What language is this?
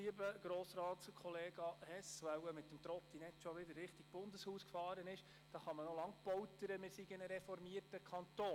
Swiss German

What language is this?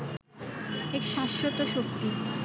Bangla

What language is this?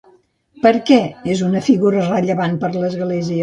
Catalan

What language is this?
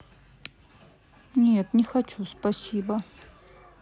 Russian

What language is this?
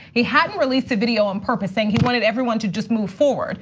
English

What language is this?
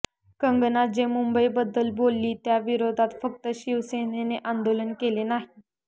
Marathi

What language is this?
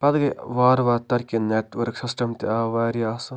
Kashmiri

